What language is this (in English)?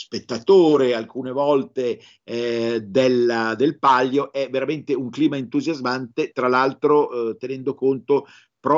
Italian